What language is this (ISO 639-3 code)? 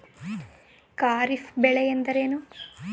kan